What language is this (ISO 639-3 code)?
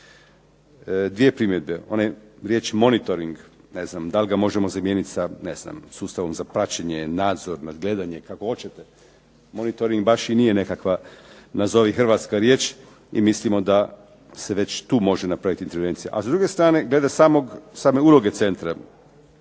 hrv